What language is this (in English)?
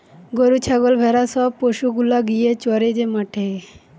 Bangla